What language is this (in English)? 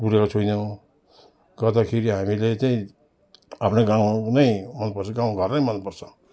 Nepali